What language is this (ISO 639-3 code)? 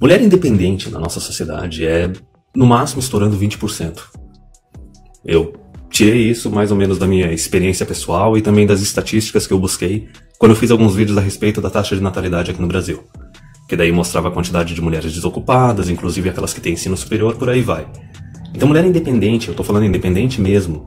por